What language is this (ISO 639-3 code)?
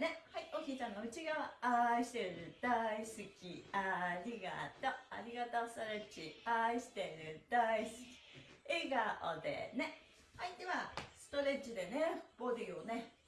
jpn